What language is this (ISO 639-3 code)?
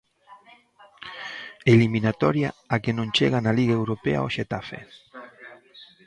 glg